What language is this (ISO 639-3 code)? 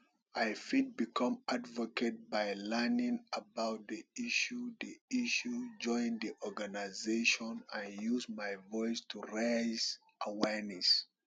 pcm